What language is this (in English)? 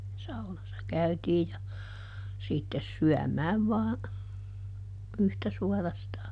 Finnish